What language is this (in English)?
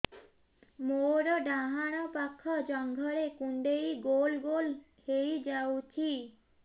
Odia